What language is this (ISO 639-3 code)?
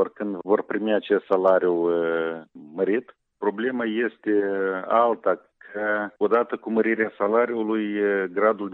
ron